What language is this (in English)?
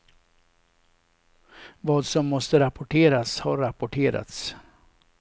Swedish